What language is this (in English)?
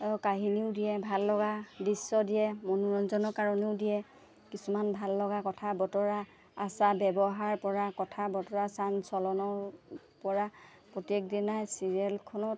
Assamese